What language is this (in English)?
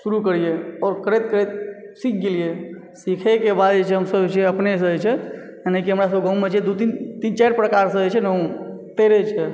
Maithili